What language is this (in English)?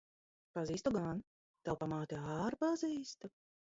Latvian